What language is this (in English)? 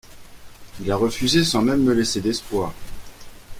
French